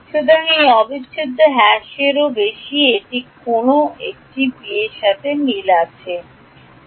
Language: Bangla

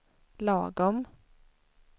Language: Swedish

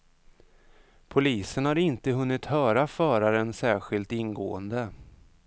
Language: Swedish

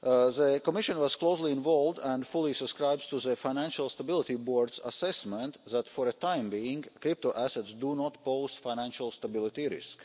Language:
English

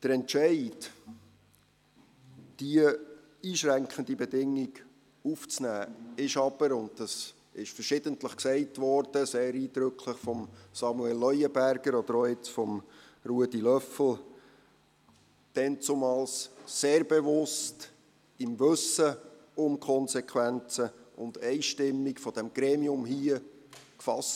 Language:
Swiss German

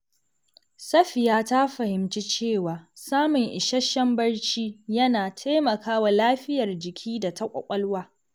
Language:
Hausa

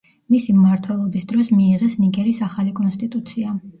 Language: Georgian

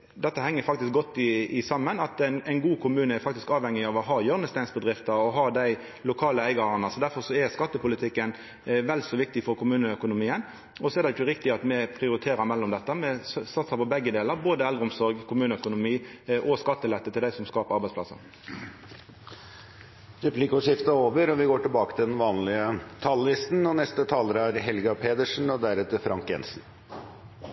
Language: Norwegian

